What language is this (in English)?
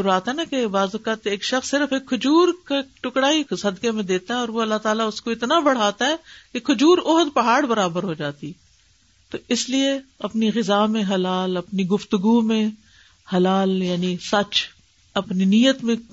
Urdu